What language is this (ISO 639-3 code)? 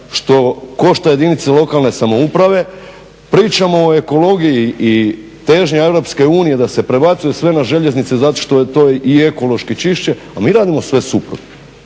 hrv